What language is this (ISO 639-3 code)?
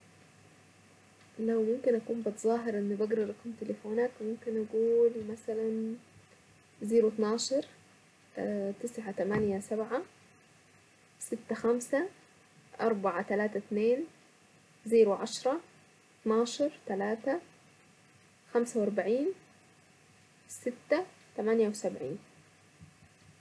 aec